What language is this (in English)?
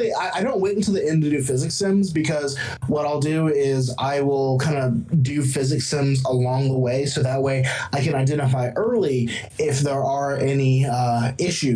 English